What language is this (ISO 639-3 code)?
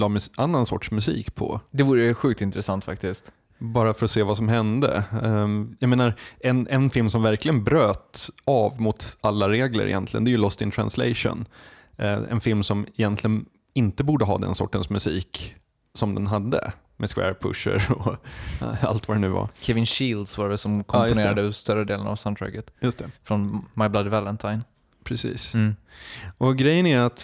swe